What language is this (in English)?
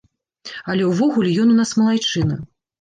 Belarusian